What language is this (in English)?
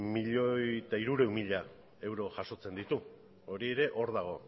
Basque